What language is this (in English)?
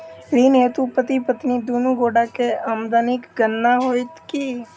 Maithili